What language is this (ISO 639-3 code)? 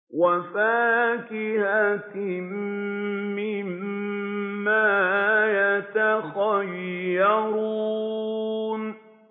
ara